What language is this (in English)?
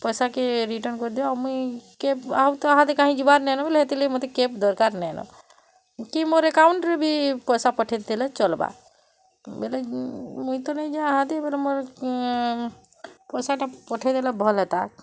Odia